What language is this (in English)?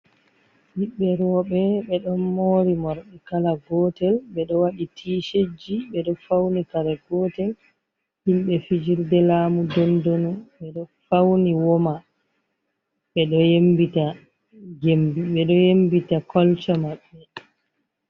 Fula